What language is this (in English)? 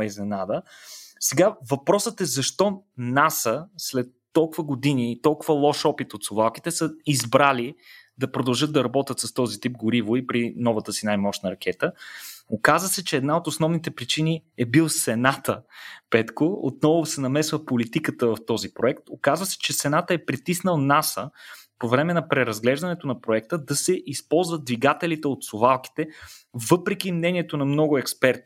Bulgarian